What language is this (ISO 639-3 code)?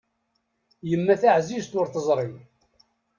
kab